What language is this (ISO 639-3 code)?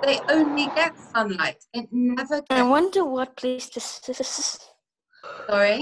eng